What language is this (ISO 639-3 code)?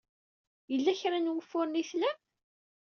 kab